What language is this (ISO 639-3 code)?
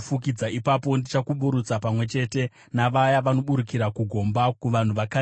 sna